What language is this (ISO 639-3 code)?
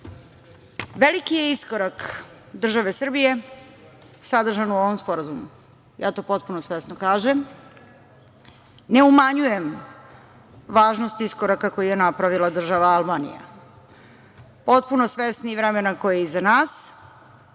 srp